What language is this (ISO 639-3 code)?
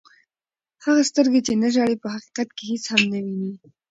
pus